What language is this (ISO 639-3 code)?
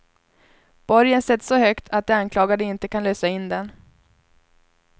swe